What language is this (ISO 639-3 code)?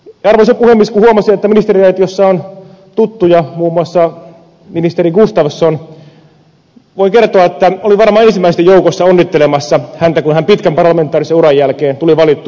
fin